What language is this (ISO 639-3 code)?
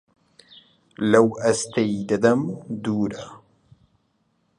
ckb